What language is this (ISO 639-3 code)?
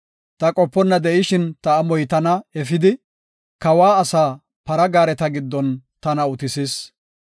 gof